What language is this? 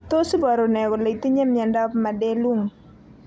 Kalenjin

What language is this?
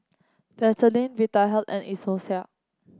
English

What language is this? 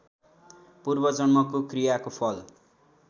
Nepali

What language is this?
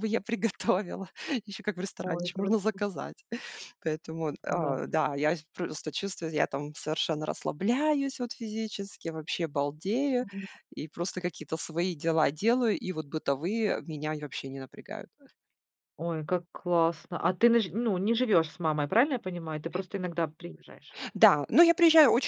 Russian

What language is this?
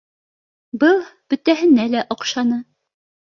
Bashkir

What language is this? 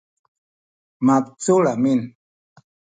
Sakizaya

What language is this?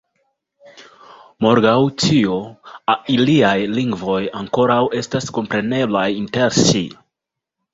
Esperanto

